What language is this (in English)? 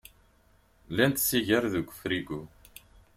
Kabyle